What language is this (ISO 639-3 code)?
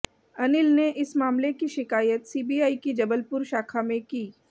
hin